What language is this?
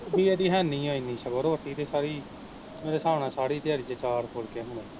Punjabi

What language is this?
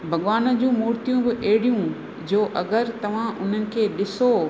Sindhi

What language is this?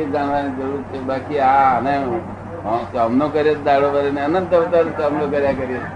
Gujarati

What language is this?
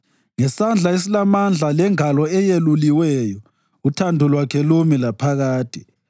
North Ndebele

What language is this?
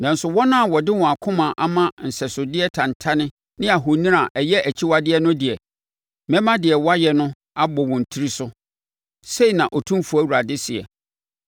Akan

